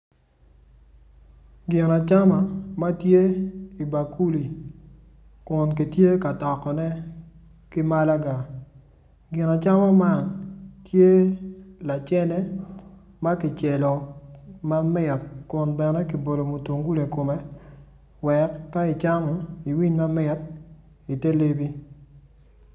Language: Acoli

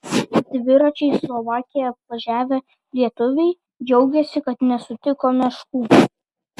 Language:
Lithuanian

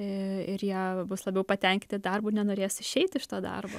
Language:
Lithuanian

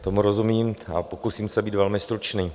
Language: Czech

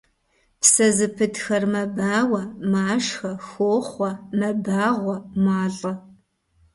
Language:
Kabardian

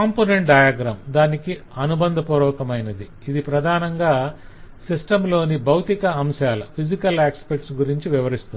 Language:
Telugu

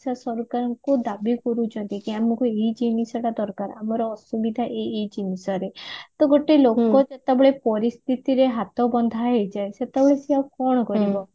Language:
Odia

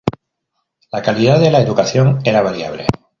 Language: Spanish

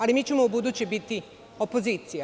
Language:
Serbian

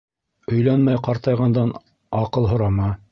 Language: Bashkir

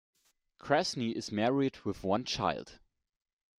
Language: English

